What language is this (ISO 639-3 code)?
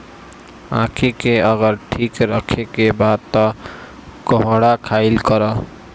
bho